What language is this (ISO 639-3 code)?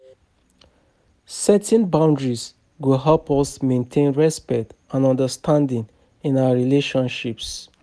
pcm